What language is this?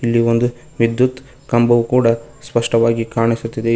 Kannada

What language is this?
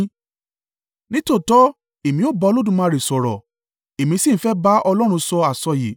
Yoruba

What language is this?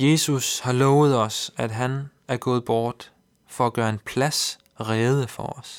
Danish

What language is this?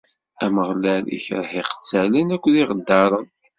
Kabyle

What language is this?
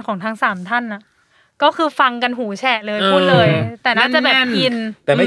Thai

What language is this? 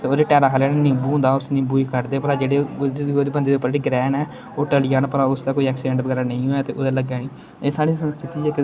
Dogri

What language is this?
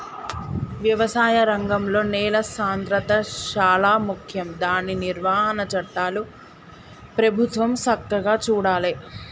Telugu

